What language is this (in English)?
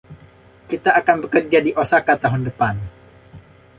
Indonesian